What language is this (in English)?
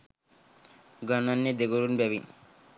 Sinhala